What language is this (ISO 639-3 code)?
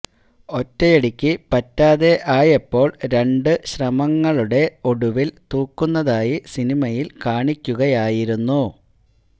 mal